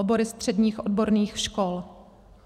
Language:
Czech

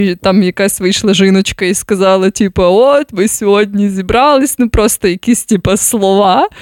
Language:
Ukrainian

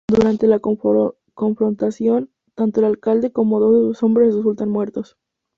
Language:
Spanish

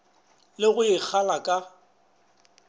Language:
Northern Sotho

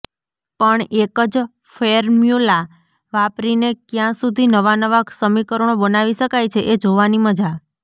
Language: Gujarati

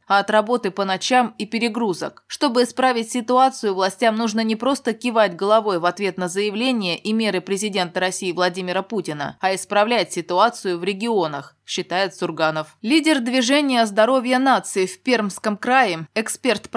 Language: Russian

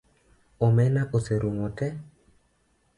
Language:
Luo (Kenya and Tanzania)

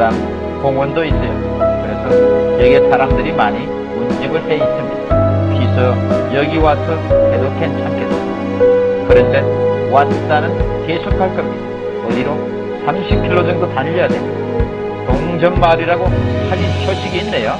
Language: Korean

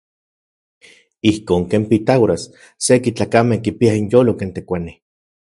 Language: Central Puebla Nahuatl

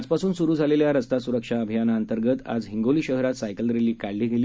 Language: Marathi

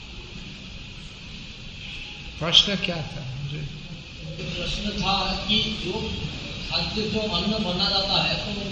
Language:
Hindi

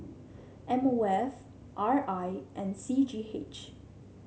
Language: English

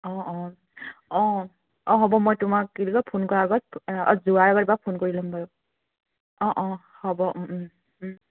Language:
Assamese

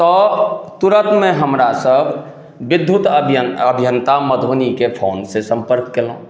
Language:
Maithili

